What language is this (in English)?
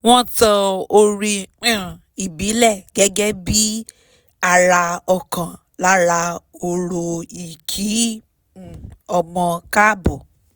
Yoruba